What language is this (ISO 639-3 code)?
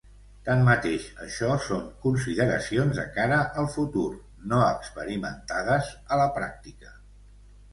cat